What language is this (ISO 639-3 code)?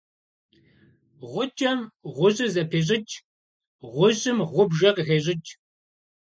kbd